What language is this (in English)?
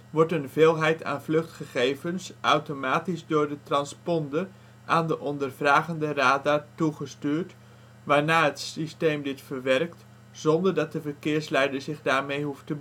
Dutch